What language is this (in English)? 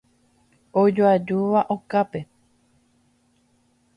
Guarani